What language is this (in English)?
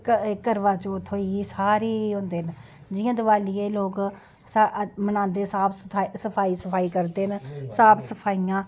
Dogri